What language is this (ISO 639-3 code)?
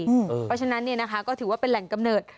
tha